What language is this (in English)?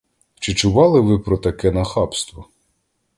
Ukrainian